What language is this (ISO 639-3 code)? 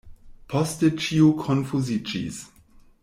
epo